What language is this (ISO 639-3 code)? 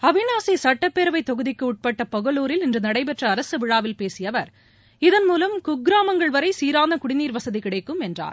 tam